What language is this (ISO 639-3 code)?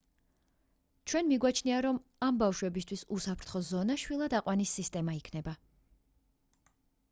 kat